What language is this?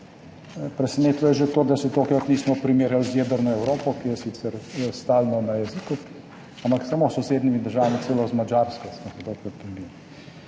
Slovenian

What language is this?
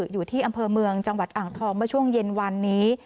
Thai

